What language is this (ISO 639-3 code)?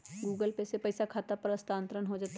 mag